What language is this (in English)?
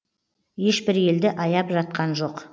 Kazakh